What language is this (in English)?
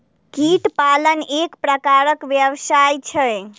Maithili